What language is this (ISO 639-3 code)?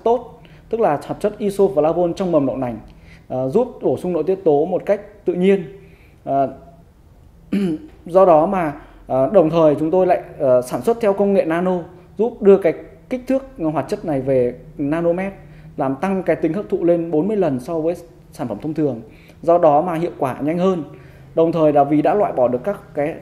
vie